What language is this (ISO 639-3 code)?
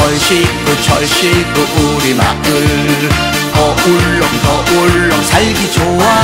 kor